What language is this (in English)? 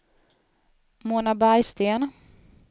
Swedish